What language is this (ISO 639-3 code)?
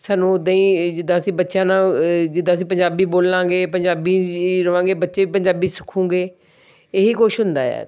pan